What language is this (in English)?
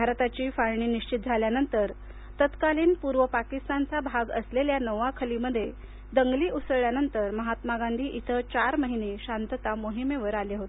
Marathi